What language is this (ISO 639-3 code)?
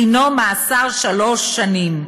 heb